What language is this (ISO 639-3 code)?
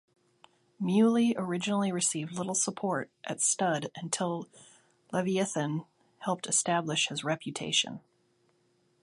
eng